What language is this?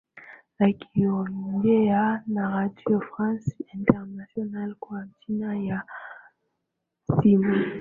Swahili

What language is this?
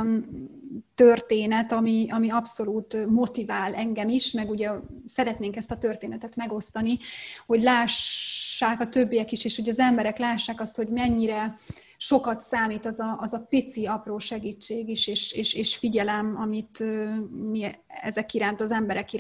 Hungarian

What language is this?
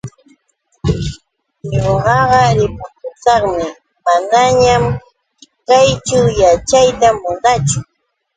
Yauyos Quechua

